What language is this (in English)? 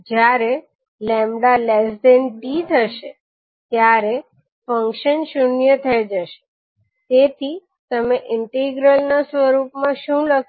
Gujarati